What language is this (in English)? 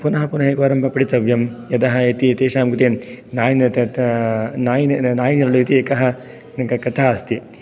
Sanskrit